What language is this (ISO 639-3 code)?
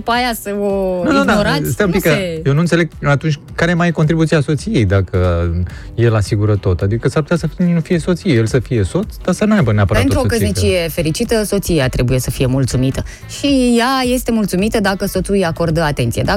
ron